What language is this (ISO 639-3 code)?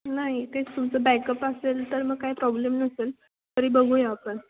mar